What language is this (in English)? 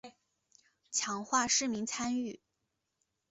Chinese